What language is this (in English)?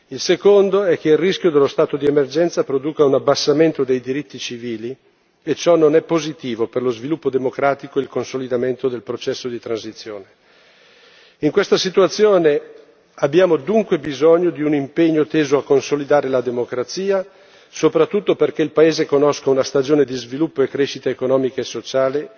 Italian